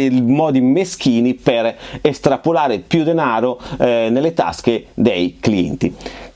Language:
Italian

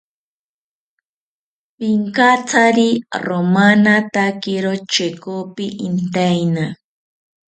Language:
South Ucayali Ashéninka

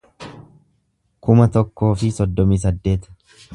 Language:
Oromo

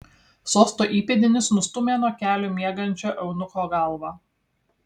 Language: Lithuanian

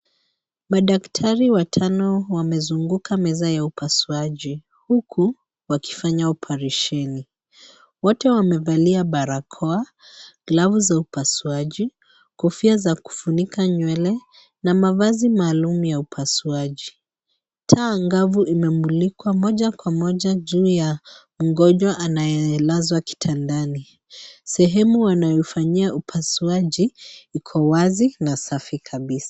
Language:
Swahili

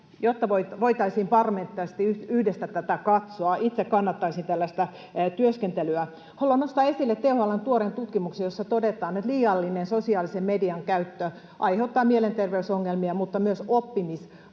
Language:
Finnish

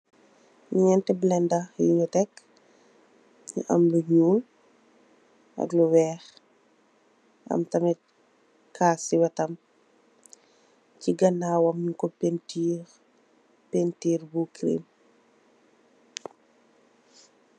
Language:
Wolof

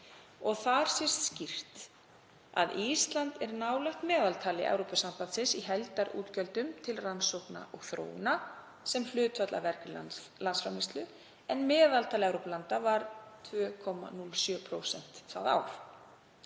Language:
Icelandic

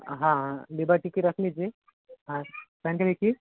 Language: Hindi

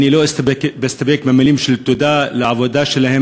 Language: Hebrew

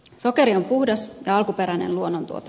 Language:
Finnish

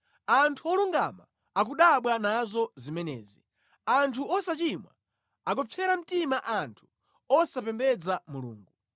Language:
Nyanja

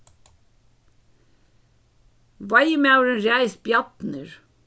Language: Faroese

